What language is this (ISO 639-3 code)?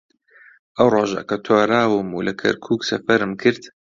ckb